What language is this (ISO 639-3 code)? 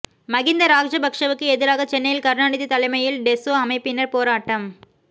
tam